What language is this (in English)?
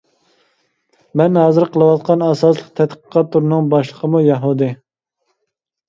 Uyghur